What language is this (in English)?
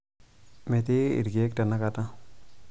Masai